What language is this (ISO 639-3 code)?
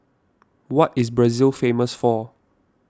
eng